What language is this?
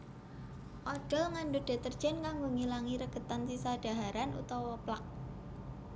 Javanese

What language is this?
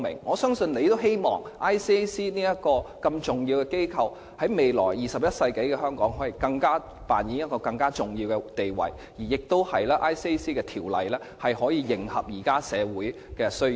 Cantonese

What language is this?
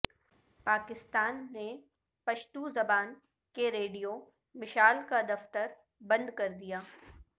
Urdu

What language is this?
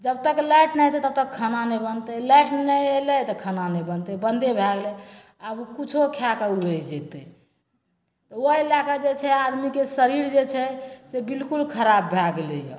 Maithili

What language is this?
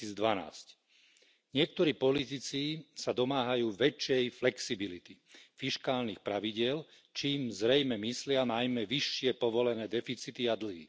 Slovak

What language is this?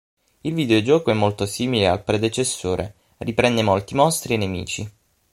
Italian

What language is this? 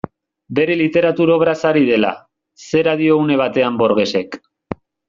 Basque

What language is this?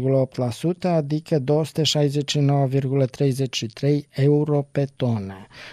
Romanian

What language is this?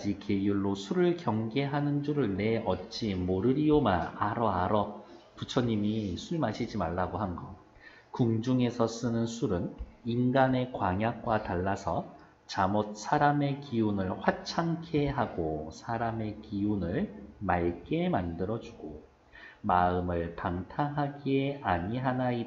Korean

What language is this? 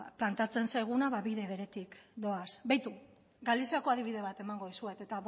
Basque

